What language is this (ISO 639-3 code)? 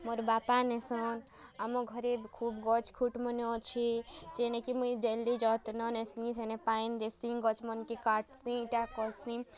ori